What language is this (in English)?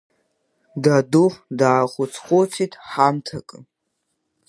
Abkhazian